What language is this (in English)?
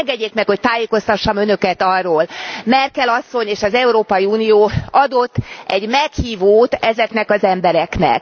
Hungarian